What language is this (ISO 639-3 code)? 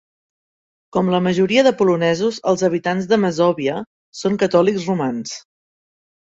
cat